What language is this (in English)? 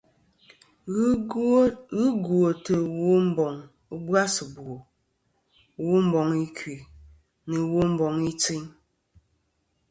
Kom